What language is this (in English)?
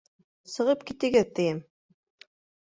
Bashkir